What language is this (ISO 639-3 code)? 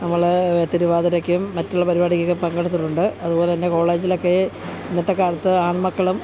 mal